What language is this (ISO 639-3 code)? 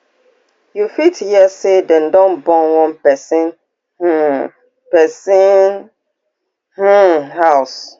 pcm